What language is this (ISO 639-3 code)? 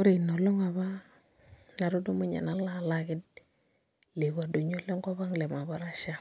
mas